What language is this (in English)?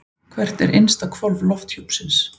Icelandic